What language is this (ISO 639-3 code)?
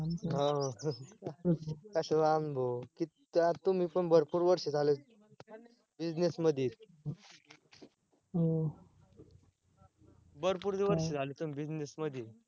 mar